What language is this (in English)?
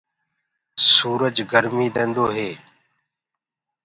Gurgula